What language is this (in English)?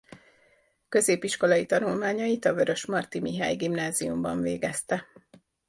Hungarian